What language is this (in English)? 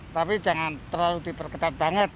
Indonesian